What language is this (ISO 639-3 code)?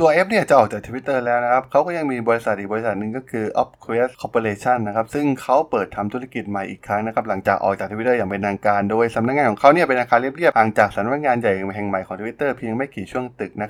tha